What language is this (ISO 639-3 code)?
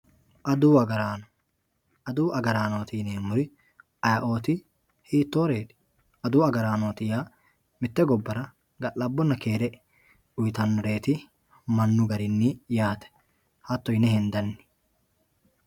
sid